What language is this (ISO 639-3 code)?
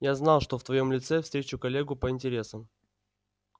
rus